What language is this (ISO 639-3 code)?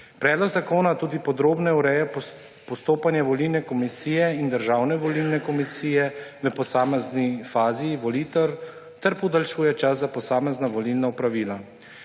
slv